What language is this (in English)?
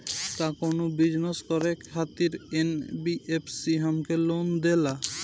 Bhojpuri